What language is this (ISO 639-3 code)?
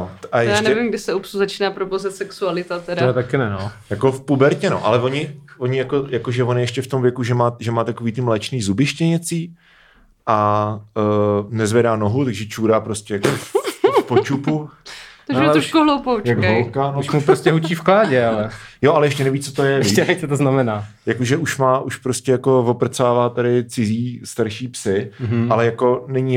ces